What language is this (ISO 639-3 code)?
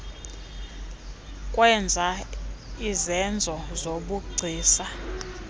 xho